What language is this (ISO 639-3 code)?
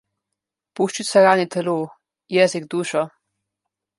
slv